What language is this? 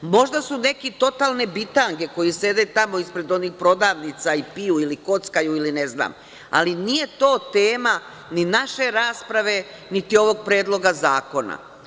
Serbian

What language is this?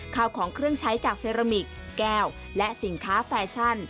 Thai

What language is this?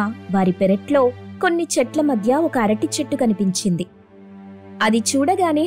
Telugu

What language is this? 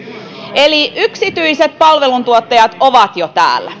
Finnish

